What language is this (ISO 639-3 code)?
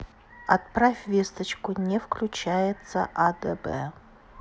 rus